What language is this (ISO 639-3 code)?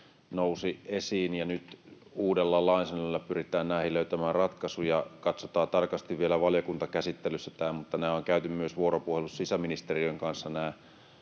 fin